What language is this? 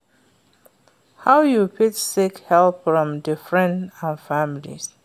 Nigerian Pidgin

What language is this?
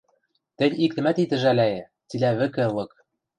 Western Mari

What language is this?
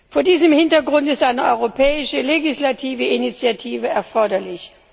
German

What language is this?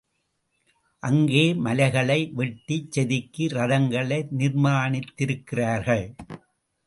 Tamil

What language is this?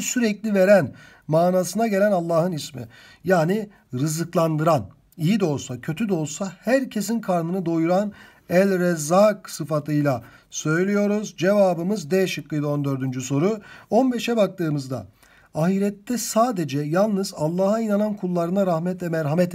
Turkish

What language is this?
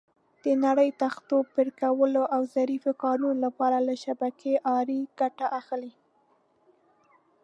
Pashto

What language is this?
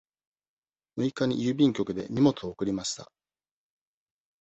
Japanese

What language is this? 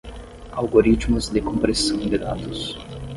Portuguese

